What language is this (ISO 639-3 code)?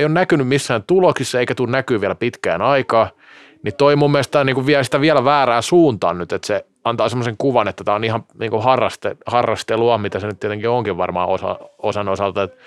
fin